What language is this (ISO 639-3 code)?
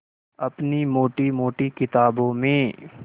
hin